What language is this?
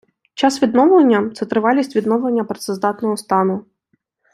Ukrainian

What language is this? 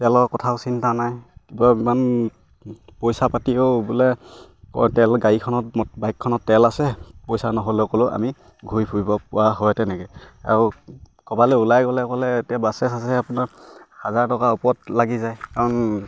Assamese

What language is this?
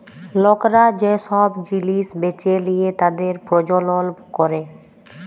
Bangla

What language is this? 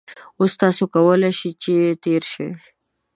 Pashto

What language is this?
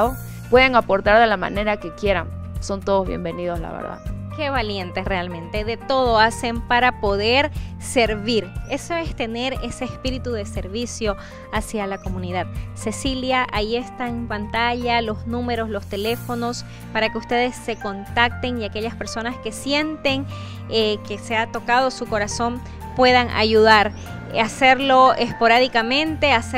Spanish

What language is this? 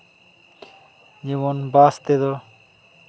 Santali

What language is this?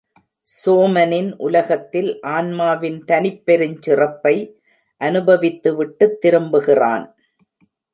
Tamil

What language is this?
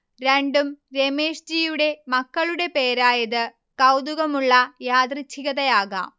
Malayalam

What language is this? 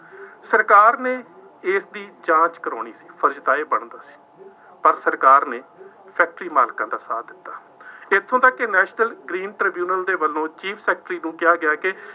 Punjabi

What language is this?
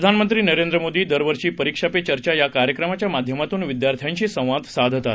Marathi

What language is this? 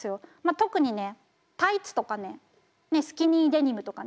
Japanese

